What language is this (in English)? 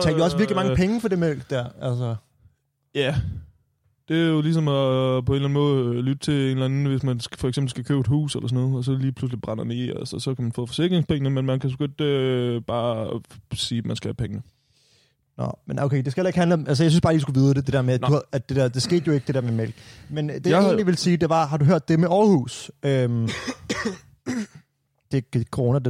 Danish